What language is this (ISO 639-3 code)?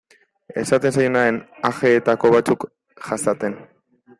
eus